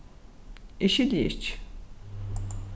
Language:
Faroese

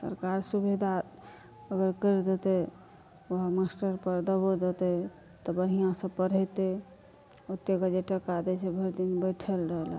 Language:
Maithili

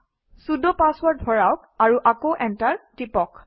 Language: Assamese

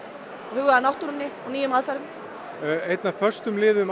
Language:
Icelandic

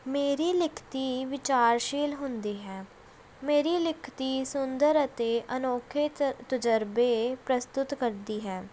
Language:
Punjabi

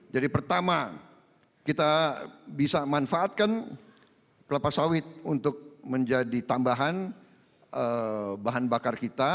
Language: Indonesian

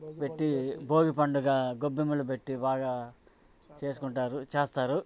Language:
Telugu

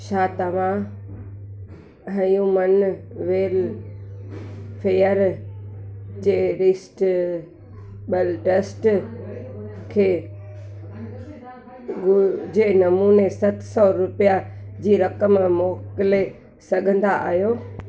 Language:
Sindhi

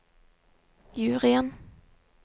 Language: Norwegian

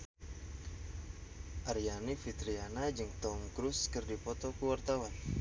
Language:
Sundanese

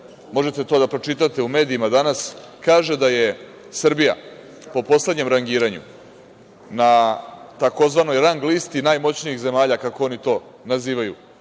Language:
Serbian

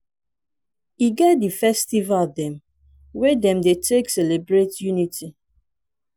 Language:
Nigerian Pidgin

